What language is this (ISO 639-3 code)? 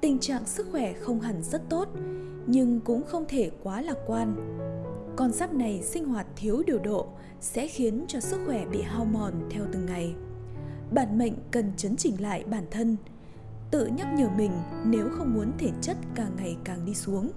vie